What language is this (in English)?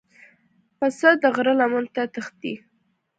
Pashto